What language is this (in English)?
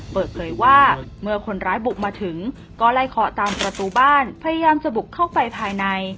Thai